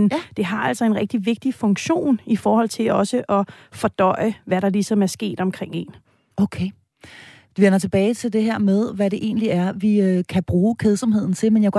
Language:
Danish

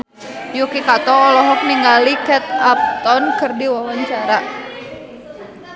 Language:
Sundanese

